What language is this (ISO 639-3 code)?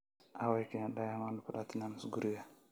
som